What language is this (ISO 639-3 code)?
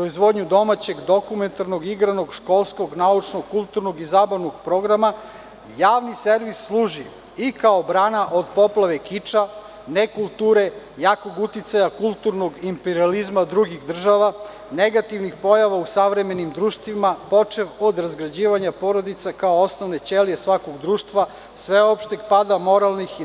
srp